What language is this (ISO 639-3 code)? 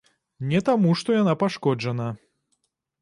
bel